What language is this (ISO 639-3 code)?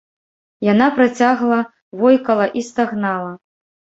bel